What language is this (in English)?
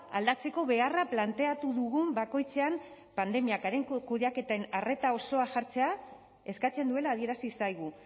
Basque